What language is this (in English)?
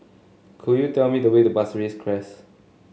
English